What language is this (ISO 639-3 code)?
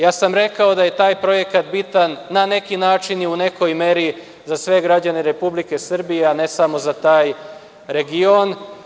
srp